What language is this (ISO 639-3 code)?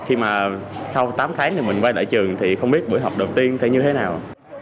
vie